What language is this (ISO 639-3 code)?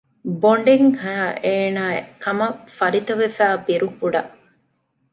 div